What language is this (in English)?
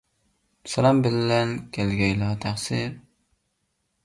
Uyghur